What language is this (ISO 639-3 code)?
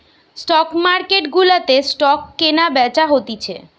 ben